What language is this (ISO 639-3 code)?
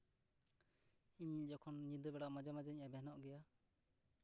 sat